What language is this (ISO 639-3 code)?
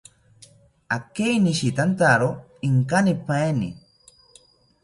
cpy